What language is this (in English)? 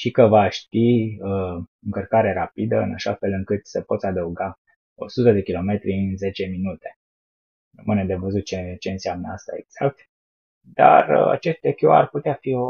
Romanian